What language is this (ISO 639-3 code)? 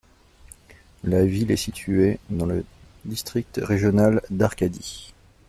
fra